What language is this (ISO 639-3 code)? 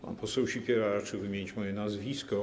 pol